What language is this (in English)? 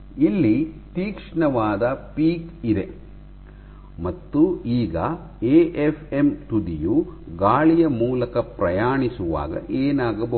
Kannada